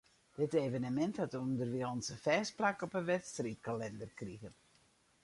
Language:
Western Frisian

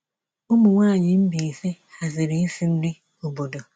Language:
Igbo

